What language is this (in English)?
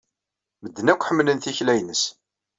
Kabyle